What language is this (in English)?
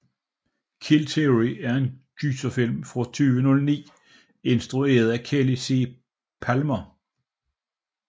Danish